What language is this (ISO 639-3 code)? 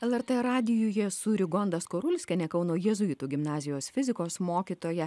lit